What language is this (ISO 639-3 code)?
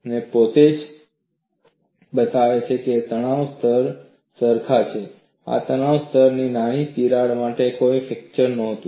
guj